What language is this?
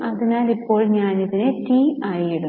Malayalam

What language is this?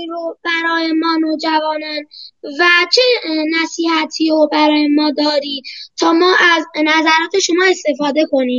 Persian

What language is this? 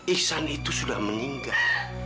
Indonesian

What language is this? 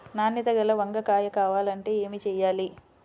Telugu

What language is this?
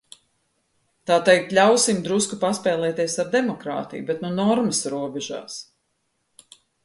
Latvian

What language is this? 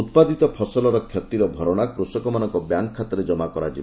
Odia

